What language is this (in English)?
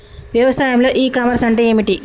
Telugu